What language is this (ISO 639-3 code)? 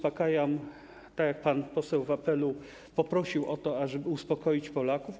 pol